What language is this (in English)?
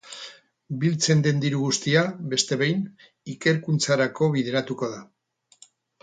Basque